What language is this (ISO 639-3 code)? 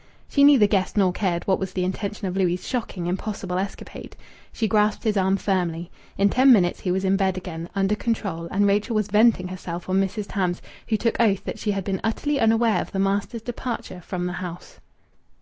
eng